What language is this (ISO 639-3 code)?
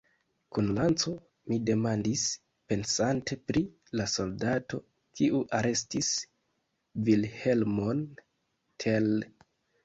epo